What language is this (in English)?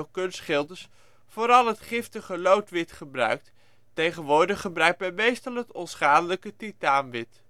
Dutch